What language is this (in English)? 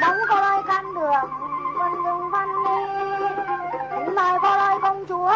Vietnamese